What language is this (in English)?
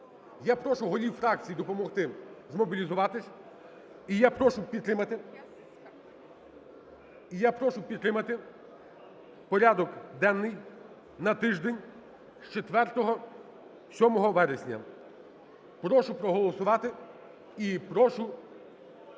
Ukrainian